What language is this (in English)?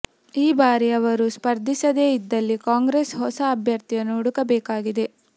Kannada